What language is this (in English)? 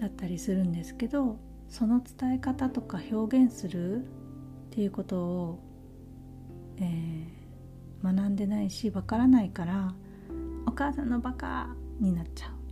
Japanese